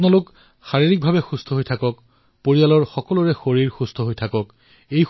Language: Assamese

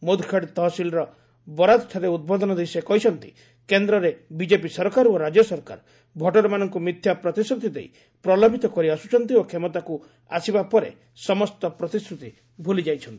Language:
Odia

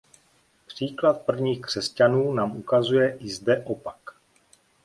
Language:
Czech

